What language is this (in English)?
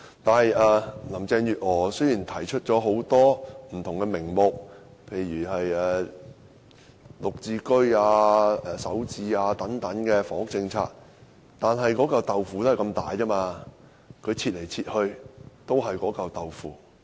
Cantonese